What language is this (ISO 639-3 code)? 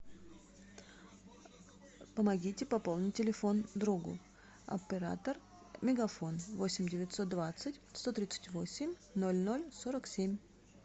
rus